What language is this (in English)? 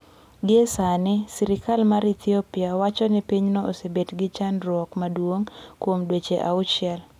Luo (Kenya and Tanzania)